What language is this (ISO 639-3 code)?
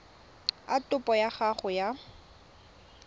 tsn